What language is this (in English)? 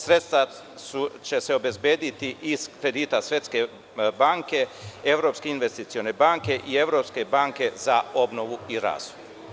Serbian